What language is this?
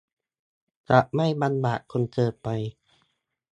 Thai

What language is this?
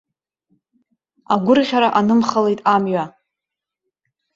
Abkhazian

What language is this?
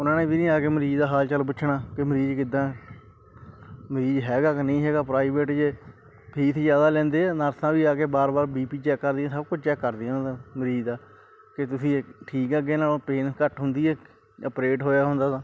Punjabi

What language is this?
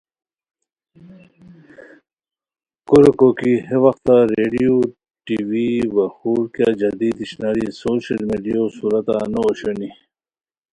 Khowar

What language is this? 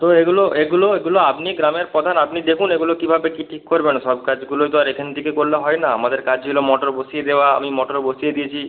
Bangla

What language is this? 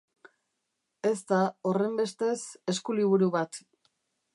Basque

